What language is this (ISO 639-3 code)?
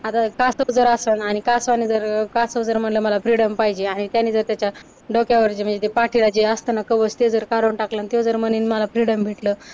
mar